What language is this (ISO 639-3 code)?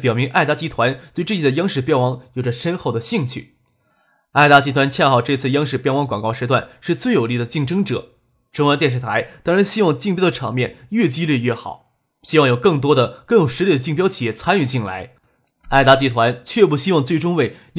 zho